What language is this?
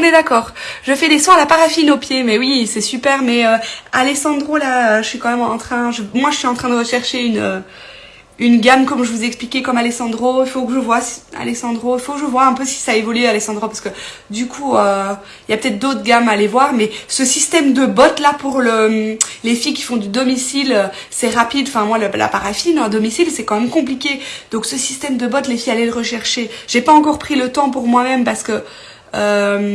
French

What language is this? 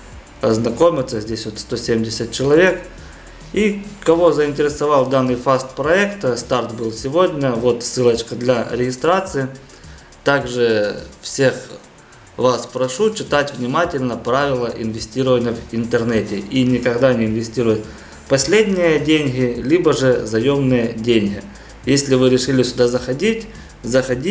Russian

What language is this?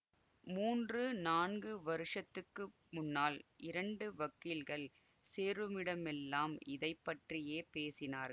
Tamil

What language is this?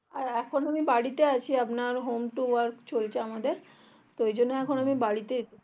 Bangla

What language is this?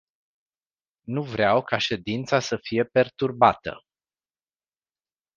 Romanian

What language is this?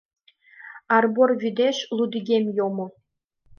Mari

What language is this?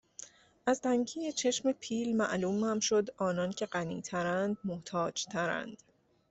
Persian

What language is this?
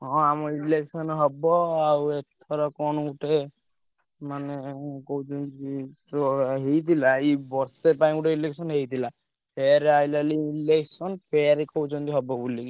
Odia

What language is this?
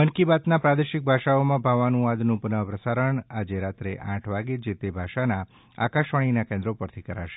Gujarati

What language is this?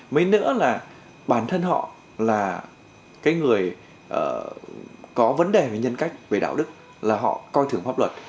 Vietnamese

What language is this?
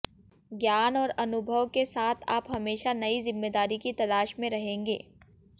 Hindi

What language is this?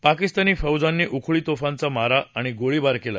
Marathi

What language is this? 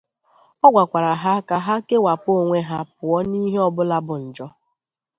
Igbo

